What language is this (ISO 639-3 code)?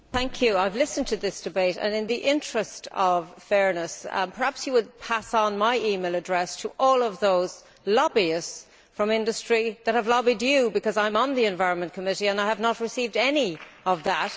eng